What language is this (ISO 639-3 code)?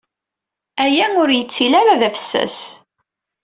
kab